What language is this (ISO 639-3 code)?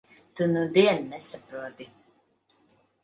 lav